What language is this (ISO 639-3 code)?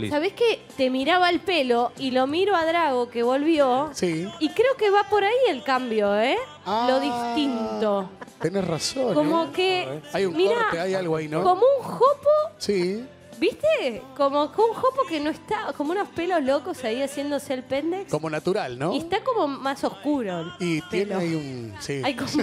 spa